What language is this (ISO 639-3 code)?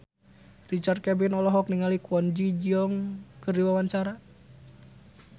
sun